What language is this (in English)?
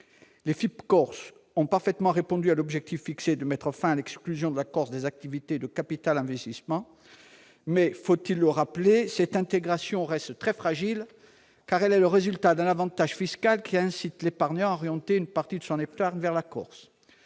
French